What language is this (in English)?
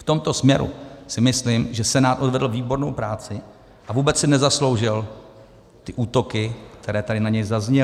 Czech